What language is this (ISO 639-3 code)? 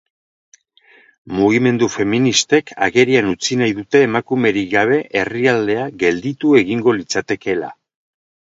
eus